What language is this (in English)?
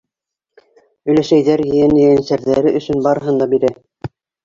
Bashkir